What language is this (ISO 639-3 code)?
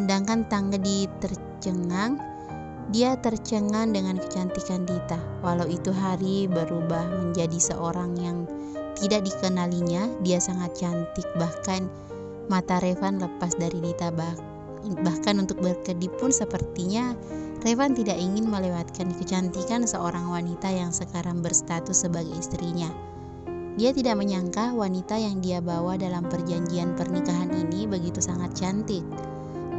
ind